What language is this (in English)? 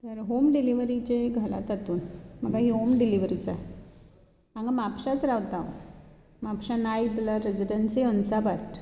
Konkani